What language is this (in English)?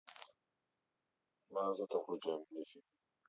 Russian